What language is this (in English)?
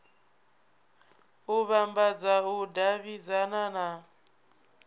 Venda